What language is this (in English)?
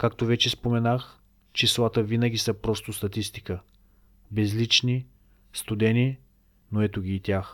Bulgarian